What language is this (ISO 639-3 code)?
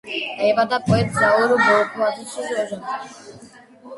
kat